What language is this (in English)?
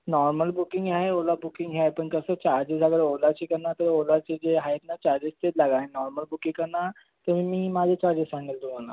Marathi